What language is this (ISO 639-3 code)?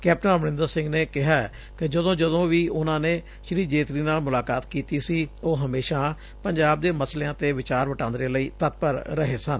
pan